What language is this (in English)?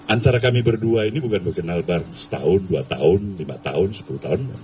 Indonesian